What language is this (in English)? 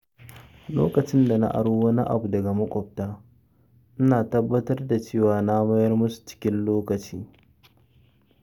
Hausa